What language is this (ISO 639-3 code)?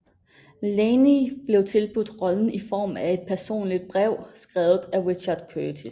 dan